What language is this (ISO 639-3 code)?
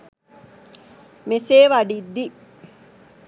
sin